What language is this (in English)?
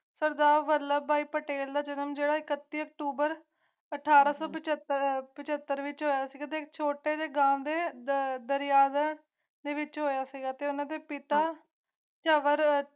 Punjabi